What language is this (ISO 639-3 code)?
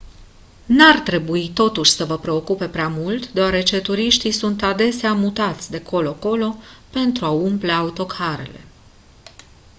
ron